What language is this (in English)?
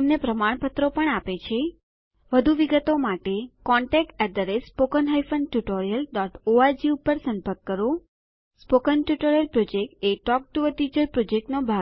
Gujarati